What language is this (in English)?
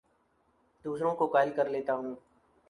Urdu